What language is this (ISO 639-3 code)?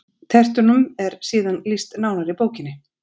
isl